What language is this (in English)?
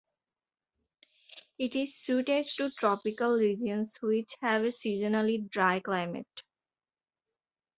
English